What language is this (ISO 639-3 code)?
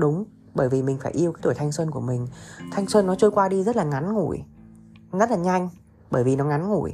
vie